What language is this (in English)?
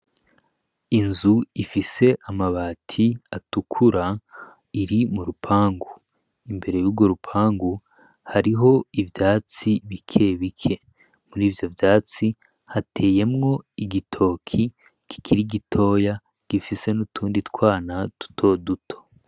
Rundi